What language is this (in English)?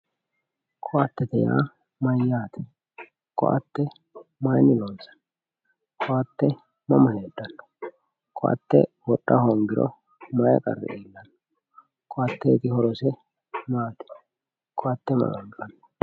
Sidamo